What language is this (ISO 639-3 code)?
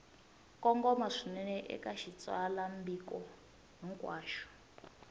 tso